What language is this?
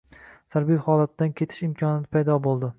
Uzbek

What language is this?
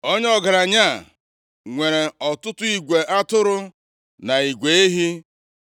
Igbo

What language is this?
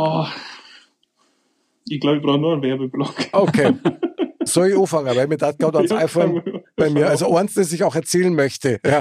German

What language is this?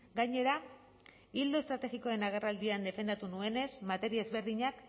Basque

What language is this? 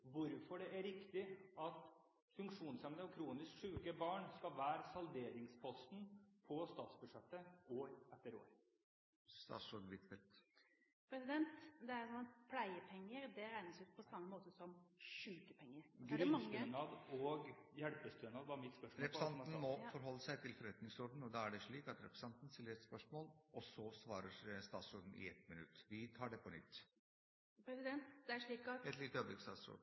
Norwegian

